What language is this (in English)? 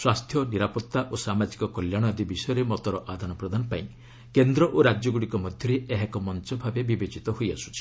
Odia